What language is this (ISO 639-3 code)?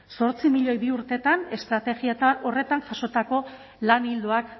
eus